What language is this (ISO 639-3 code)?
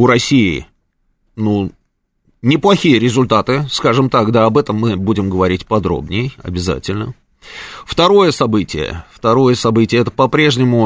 rus